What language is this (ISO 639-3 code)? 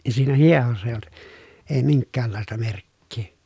fin